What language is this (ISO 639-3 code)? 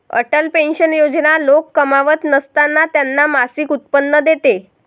mar